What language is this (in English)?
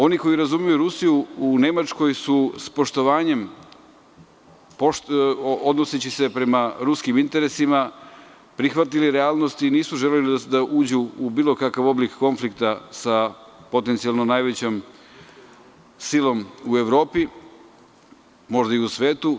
Serbian